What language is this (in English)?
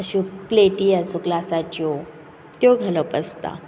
Konkani